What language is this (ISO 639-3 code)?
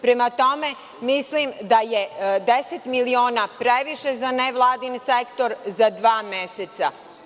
srp